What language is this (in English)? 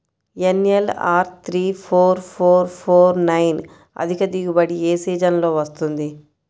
Telugu